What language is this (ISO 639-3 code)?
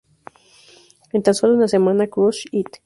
spa